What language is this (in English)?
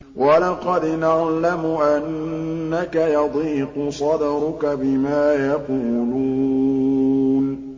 Arabic